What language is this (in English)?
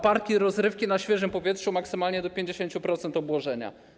Polish